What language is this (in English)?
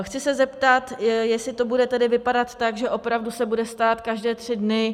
Czech